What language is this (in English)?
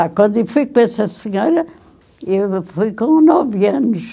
Portuguese